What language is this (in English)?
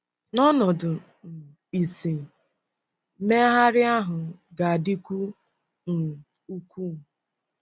Igbo